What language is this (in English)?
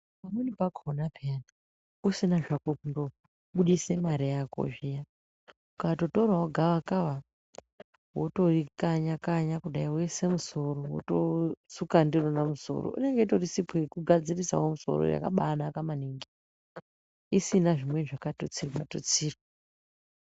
Ndau